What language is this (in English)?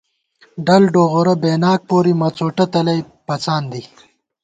Gawar-Bati